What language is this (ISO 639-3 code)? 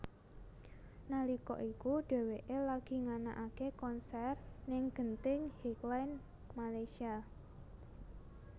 jav